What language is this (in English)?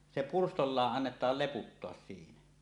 Finnish